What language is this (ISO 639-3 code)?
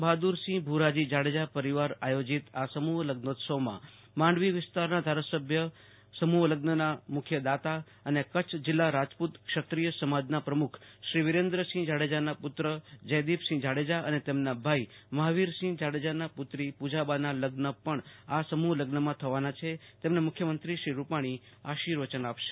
guj